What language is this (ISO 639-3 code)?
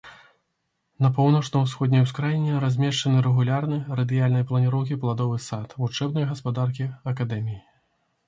bel